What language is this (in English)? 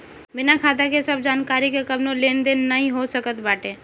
Bhojpuri